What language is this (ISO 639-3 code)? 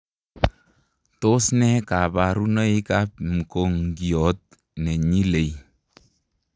kln